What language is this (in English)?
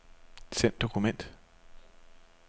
Danish